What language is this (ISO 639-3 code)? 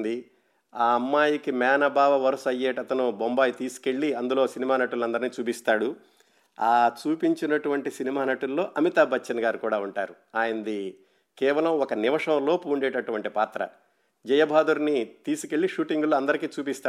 tel